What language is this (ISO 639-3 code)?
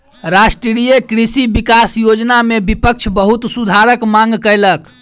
mai